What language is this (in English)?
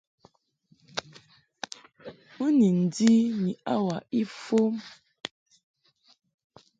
Mungaka